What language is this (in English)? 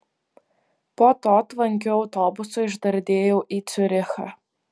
Lithuanian